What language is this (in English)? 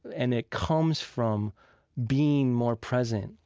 English